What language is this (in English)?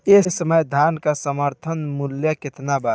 Bhojpuri